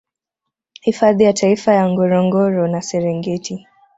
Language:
Swahili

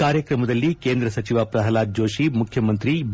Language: Kannada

